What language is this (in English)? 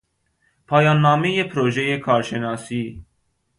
Persian